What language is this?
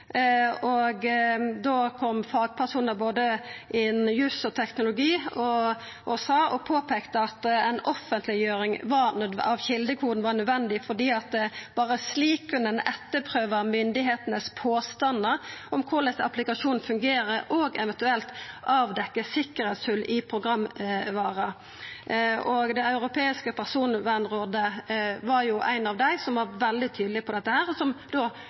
Norwegian Nynorsk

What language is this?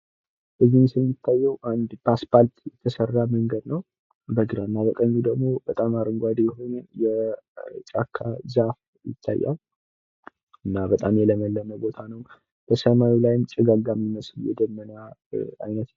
Amharic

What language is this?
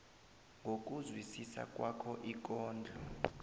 South Ndebele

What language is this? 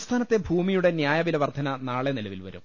Malayalam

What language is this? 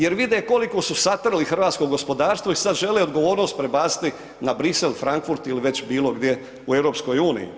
Croatian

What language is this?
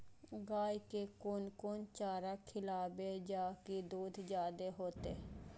Maithili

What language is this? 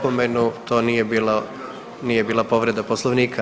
Croatian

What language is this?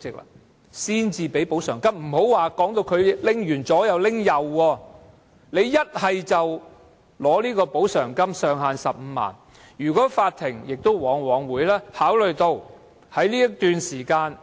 Cantonese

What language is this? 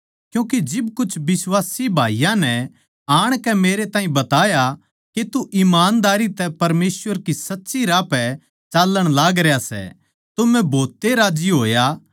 Haryanvi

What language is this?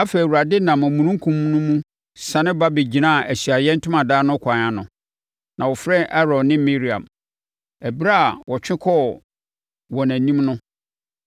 Akan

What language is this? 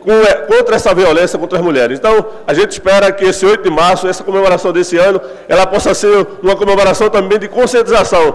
Portuguese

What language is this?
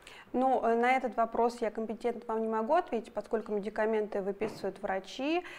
Russian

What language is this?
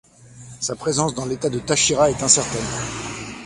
French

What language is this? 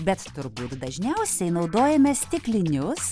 Lithuanian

